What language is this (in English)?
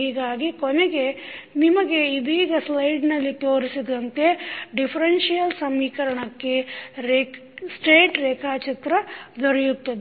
Kannada